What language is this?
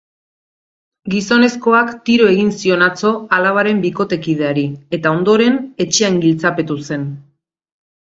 Basque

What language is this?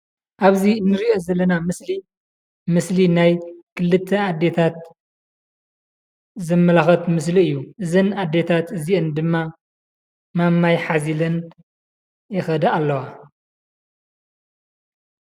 Tigrinya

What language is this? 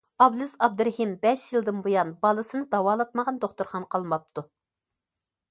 Uyghur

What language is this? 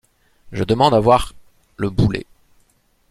French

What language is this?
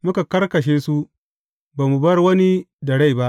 Hausa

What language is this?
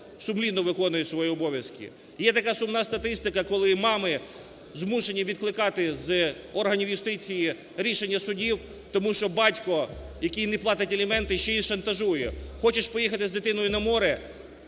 Ukrainian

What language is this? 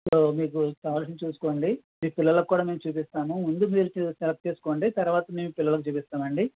Telugu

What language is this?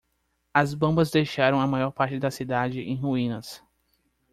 Portuguese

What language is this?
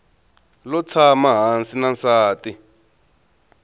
Tsonga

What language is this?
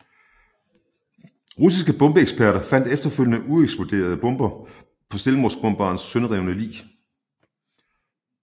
Danish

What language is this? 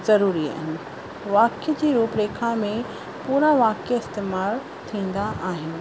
Sindhi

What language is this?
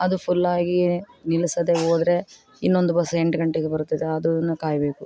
Kannada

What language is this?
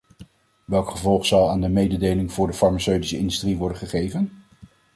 Dutch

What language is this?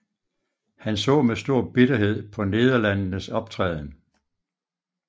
Danish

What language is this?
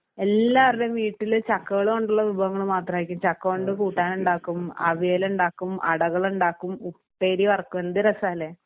Malayalam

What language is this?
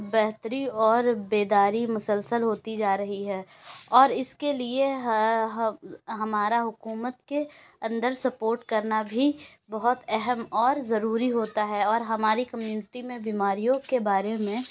Urdu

